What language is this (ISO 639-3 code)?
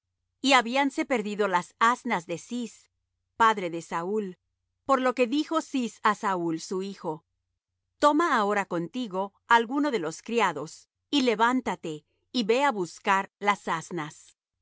spa